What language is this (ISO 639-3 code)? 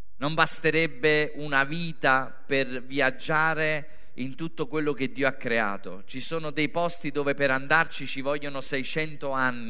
ita